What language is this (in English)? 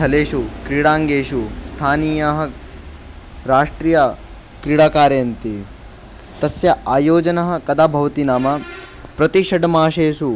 Sanskrit